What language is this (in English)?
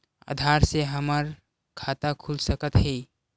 Chhattisgarhi